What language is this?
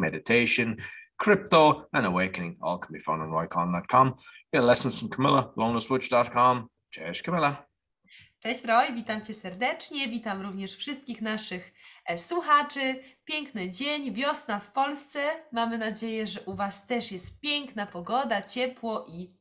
Polish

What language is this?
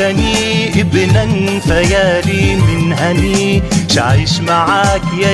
Arabic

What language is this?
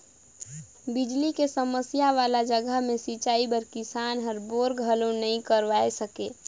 Chhattisgarhi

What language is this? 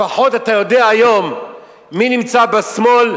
Hebrew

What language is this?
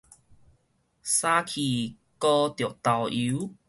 Min Nan Chinese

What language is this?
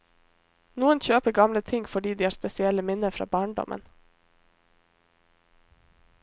Norwegian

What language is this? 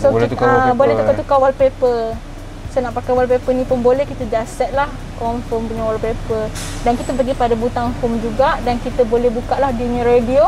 Malay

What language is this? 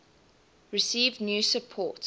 English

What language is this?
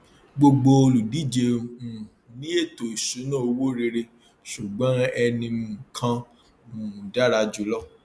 Yoruba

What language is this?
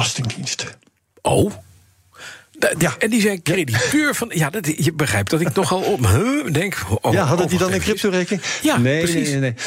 Dutch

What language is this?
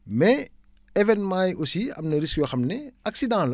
Wolof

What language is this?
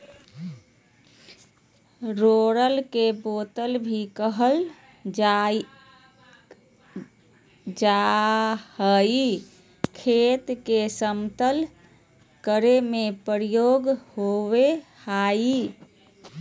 Magahi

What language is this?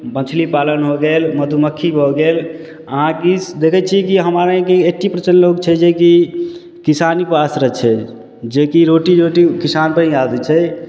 Maithili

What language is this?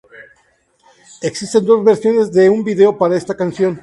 Spanish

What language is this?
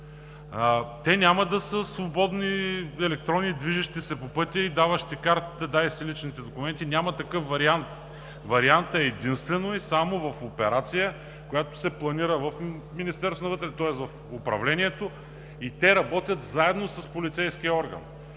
Bulgarian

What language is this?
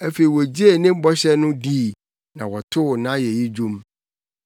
Akan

